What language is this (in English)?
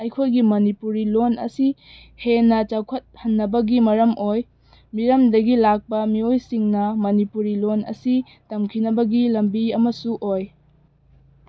Manipuri